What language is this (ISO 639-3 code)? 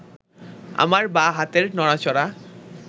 ben